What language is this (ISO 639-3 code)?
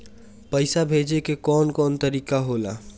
bho